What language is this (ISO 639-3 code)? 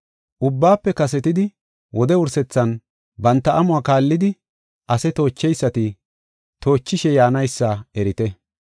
gof